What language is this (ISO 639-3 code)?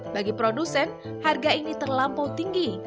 ind